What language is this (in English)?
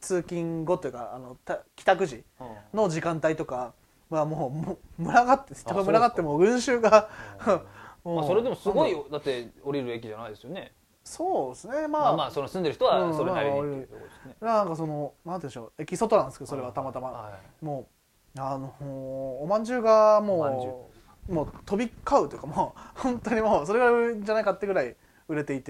Japanese